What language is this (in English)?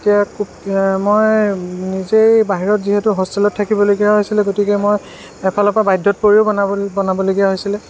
Assamese